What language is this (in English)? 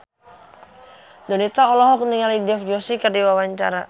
Sundanese